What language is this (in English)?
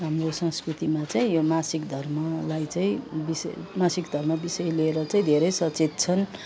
Nepali